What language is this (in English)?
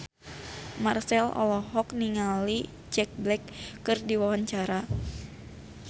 Sundanese